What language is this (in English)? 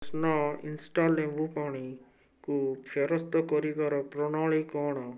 Odia